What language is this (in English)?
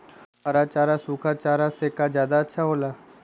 Magahi